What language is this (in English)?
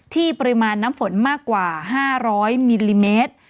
Thai